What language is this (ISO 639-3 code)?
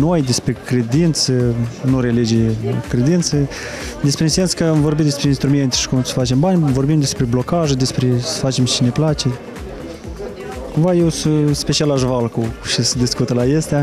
ron